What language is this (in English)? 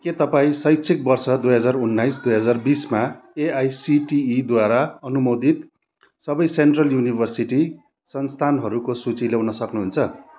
Nepali